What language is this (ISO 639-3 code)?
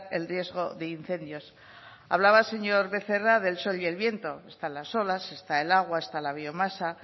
spa